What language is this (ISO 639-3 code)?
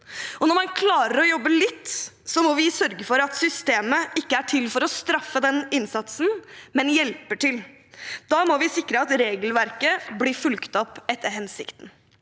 nor